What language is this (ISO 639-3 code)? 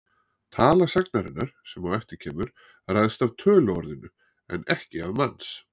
isl